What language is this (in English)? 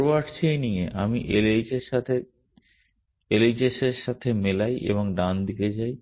Bangla